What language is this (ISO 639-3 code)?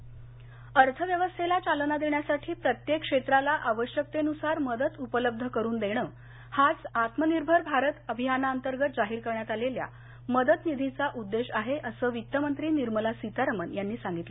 mar